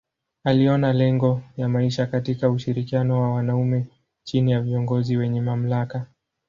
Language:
Swahili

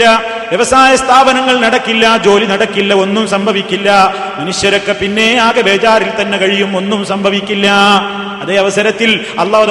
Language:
Malayalam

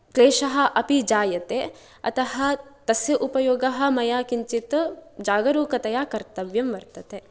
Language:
Sanskrit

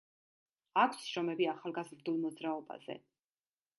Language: Georgian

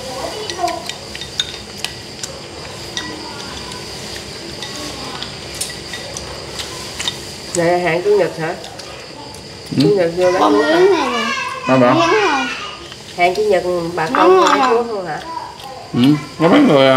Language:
Vietnamese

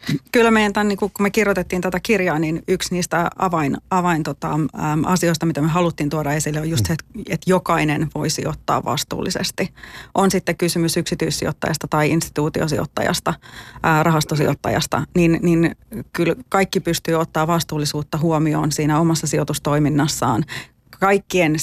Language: Finnish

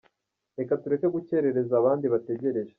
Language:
Kinyarwanda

